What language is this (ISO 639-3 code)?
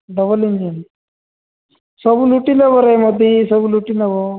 ori